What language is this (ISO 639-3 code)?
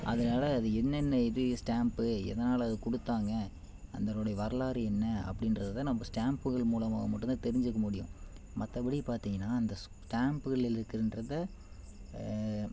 tam